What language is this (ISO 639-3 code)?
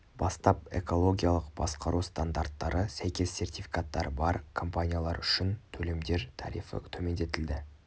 kaz